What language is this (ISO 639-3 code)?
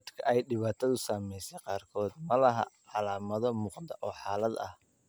som